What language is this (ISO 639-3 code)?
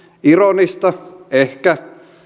fin